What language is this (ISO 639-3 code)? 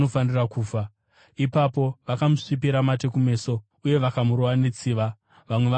sna